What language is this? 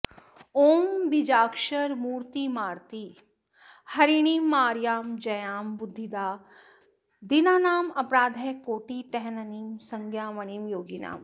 Sanskrit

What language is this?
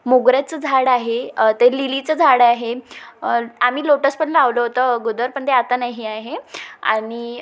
Marathi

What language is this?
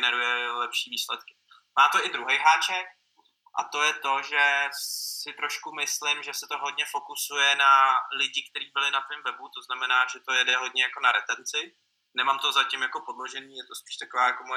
Czech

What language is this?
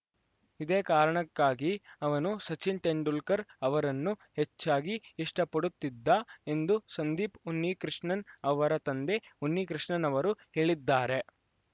Kannada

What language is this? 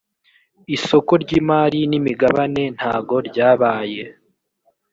Kinyarwanda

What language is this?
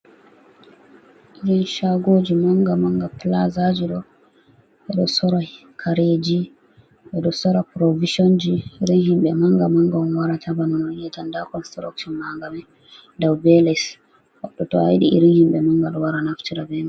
Fula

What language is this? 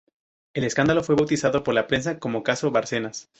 Spanish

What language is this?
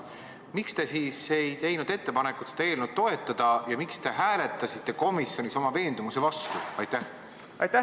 Estonian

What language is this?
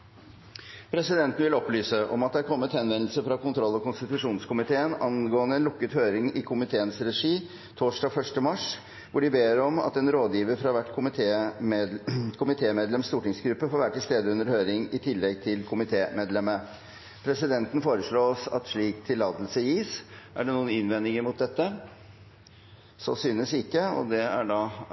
Norwegian Bokmål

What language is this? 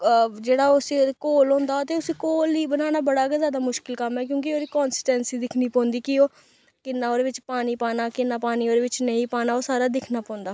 Dogri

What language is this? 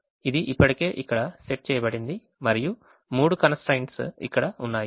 Telugu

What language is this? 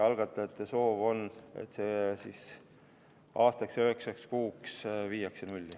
Estonian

